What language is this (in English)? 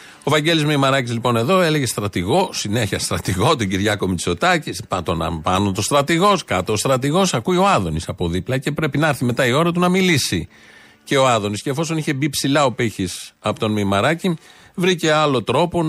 Greek